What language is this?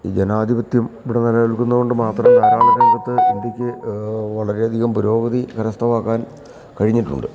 Malayalam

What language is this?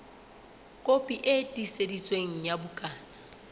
Southern Sotho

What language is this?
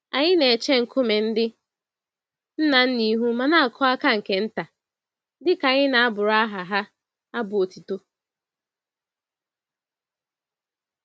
Igbo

